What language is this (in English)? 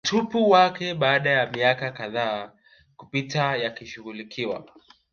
Swahili